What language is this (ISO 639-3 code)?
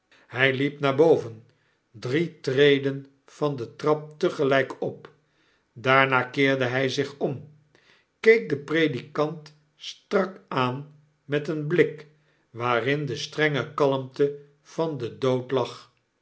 nld